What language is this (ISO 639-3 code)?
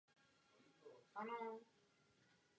ces